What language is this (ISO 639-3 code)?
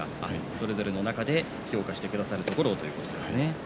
jpn